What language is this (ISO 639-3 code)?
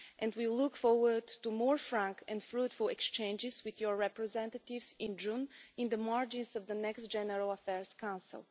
eng